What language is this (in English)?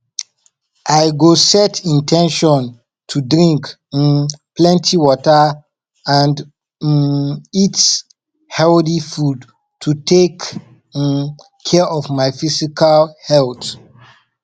Nigerian Pidgin